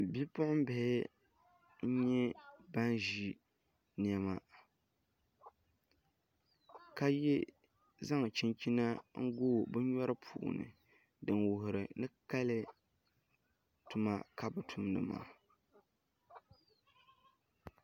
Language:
Dagbani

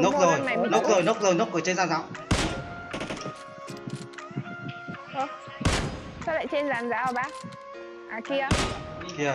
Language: Vietnamese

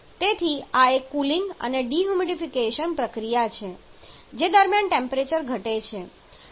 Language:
Gujarati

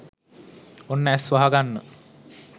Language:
Sinhala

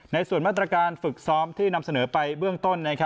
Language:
Thai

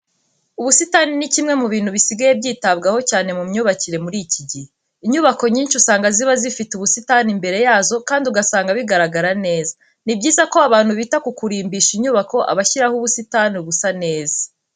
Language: Kinyarwanda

